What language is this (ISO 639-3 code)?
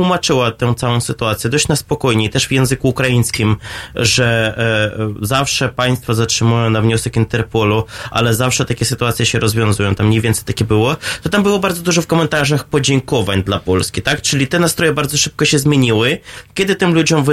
pol